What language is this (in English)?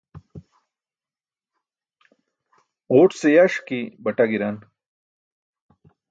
Burushaski